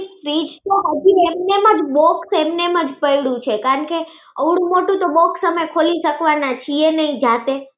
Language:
Gujarati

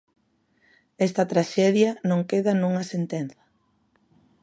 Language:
Galician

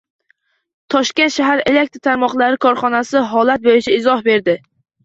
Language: Uzbek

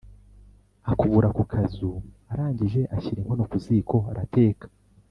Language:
Kinyarwanda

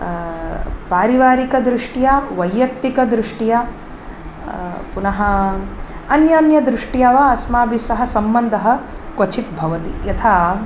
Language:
Sanskrit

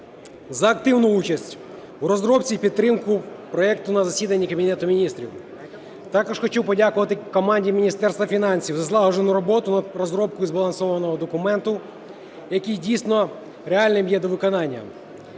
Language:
Ukrainian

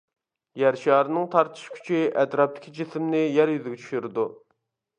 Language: Uyghur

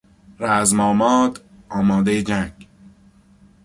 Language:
Persian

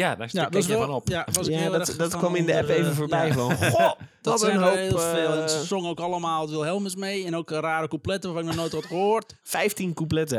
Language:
Dutch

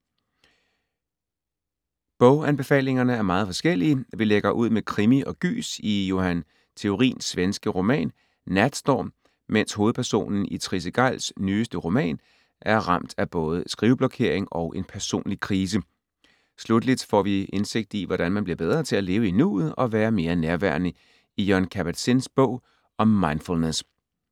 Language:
Danish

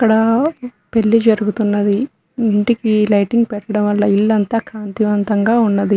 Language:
Telugu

